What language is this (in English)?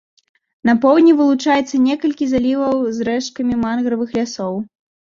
Belarusian